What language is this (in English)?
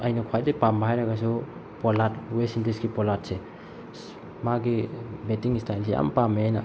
Manipuri